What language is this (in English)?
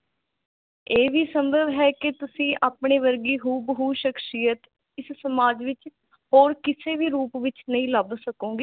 Punjabi